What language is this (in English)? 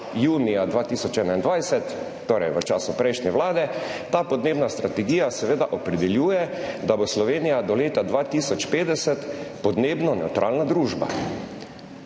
Slovenian